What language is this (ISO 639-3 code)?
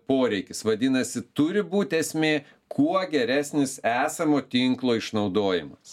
lit